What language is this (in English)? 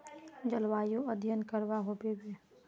Magahi